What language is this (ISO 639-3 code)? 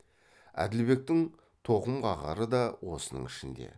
kaz